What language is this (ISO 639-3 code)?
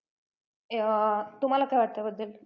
mar